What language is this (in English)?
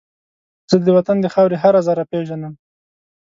Pashto